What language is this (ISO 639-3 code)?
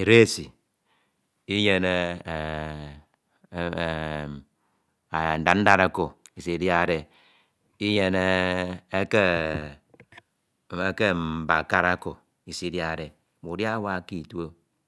itw